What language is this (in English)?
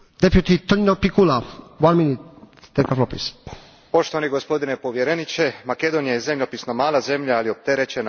Croatian